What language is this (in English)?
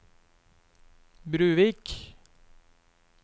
Norwegian